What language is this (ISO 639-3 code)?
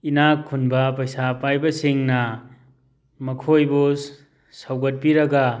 mni